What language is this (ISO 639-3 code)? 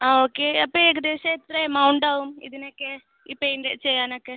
mal